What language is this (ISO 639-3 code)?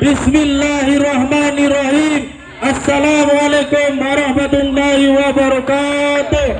msa